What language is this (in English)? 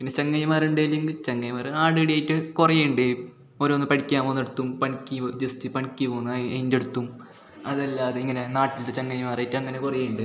Malayalam